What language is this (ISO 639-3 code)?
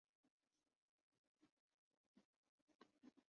urd